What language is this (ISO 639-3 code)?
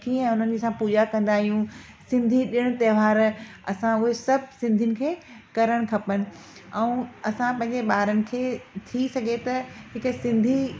snd